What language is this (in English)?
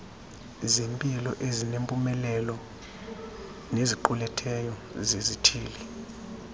Xhosa